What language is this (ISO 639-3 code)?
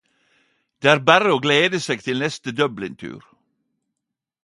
nno